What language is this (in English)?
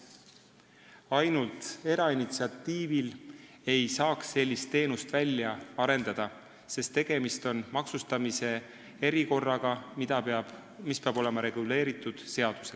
Estonian